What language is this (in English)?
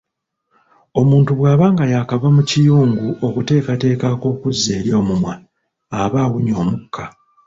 Ganda